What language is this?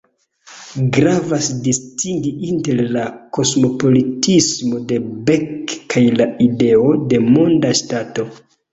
Esperanto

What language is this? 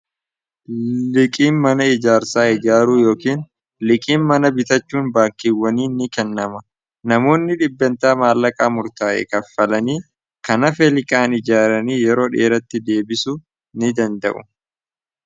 Oromo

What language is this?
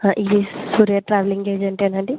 Telugu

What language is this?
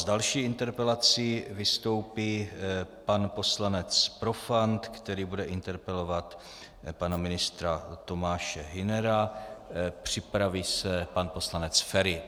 Czech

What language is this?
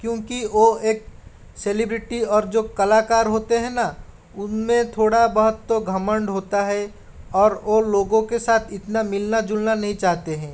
Hindi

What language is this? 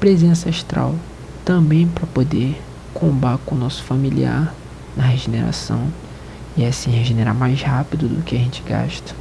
Portuguese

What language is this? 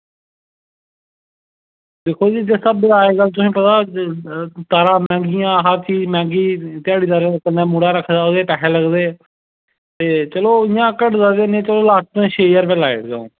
Dogri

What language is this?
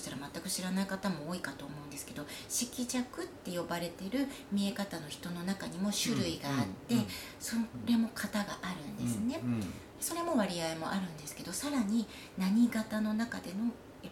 Japanese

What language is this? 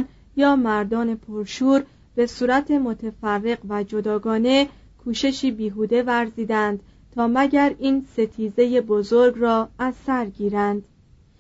Persian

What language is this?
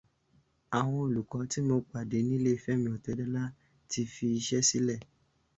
Yoruba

